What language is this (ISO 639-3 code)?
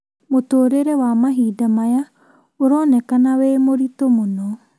kik